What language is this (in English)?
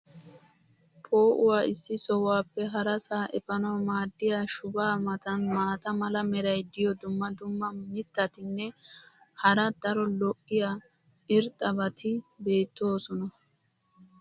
Wolaytta